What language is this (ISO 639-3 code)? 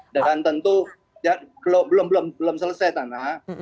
ind